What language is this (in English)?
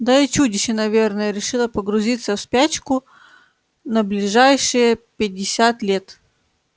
Russian